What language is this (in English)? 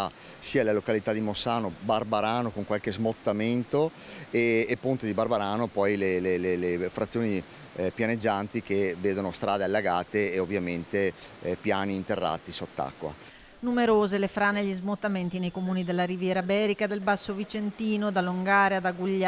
Italian